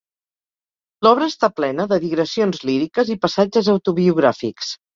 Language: Catalan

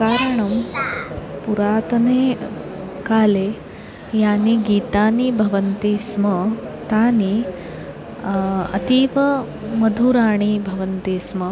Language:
Sanskrit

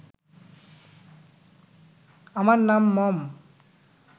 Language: Bangla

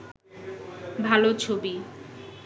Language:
Bangla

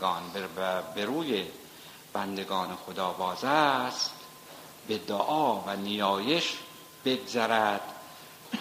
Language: Persian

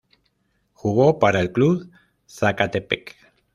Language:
Spanish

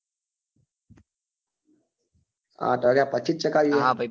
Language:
Gujarati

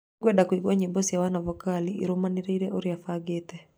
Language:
Kikuyu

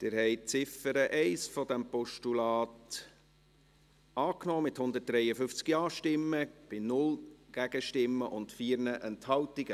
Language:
Swiss German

